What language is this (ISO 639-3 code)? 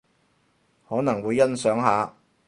yue